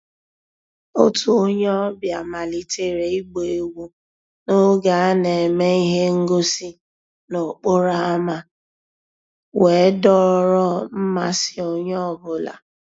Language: Igbo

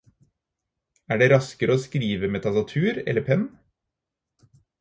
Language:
Norwegian Bokmål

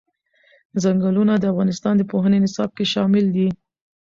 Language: Pashto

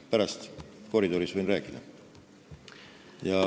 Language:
Estonian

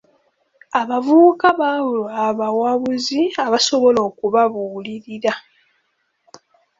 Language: Ganda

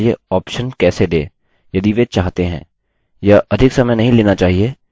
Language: Hindi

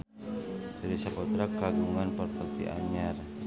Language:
Sundanese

